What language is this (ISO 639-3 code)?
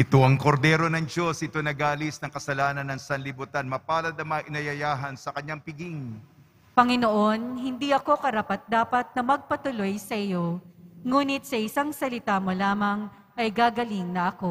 fil